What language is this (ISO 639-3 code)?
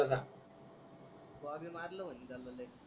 mar